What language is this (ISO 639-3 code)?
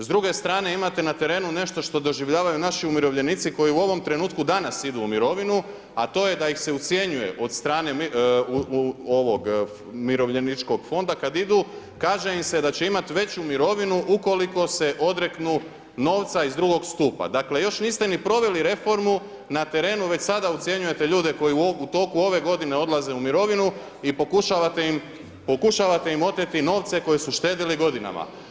hrv